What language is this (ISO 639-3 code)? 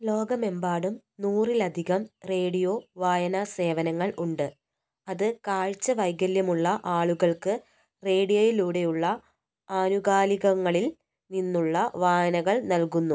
mal